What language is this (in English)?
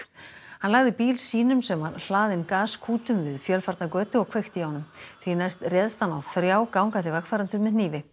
Icelandic